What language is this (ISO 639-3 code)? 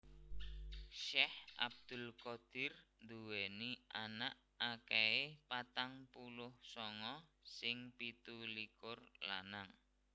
jav